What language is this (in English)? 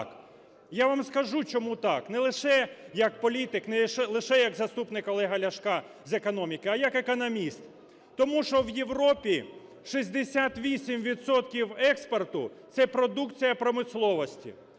Ukrainian